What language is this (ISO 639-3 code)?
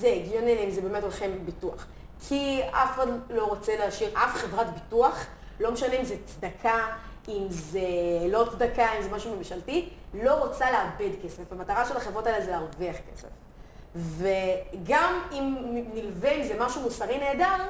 heb